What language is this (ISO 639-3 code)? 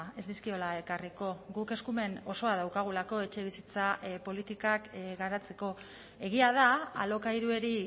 eus